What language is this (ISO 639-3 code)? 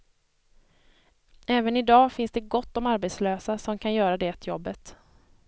swe